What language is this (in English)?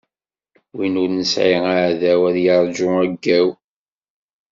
Kabyle